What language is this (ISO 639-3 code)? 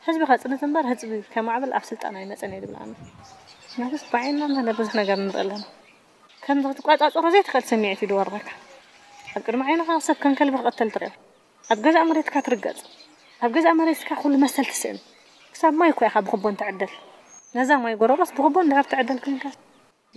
ara